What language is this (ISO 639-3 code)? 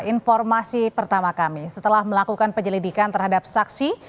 ind